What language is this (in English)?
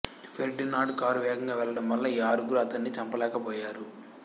Telugu